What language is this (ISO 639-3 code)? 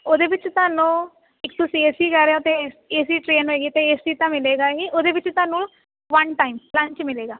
pan